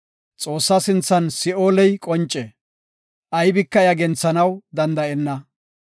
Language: Gofa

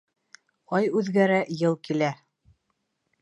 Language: Bashkir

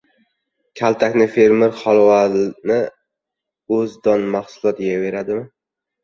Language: Uzbek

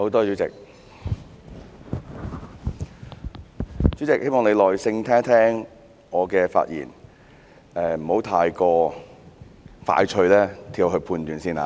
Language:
Cantonese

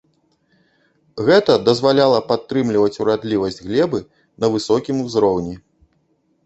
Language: Belarusian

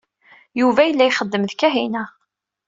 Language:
Kabyle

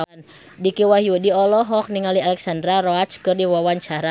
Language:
Sundanese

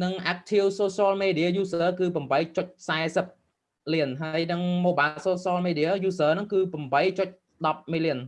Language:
Vietnamese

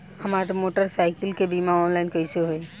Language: Bhojpuri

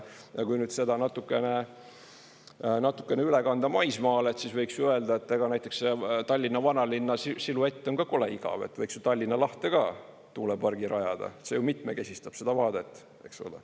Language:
Estonian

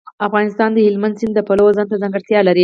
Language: Pashto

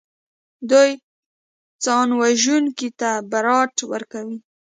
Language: Pashto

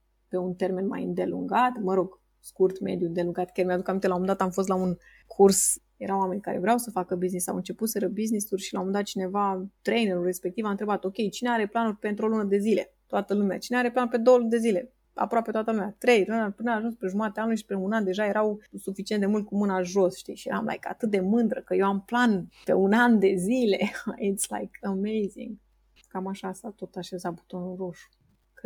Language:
Romanian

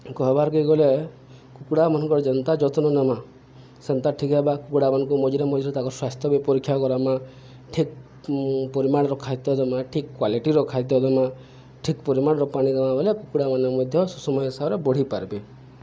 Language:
Odia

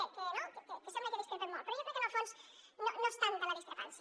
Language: Catalan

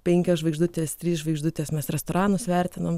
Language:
Lithuanian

